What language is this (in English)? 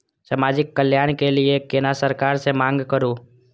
Maithili